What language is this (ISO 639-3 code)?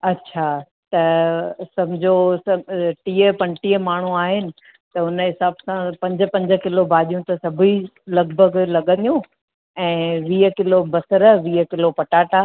snd